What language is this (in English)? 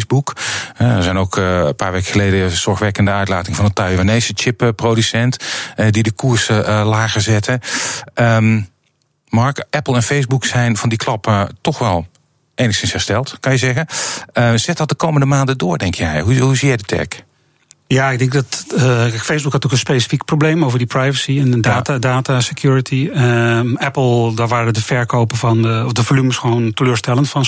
Dutch